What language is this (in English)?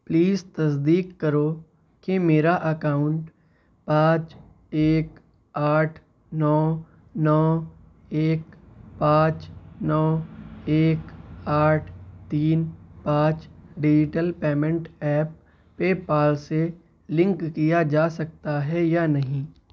Urdu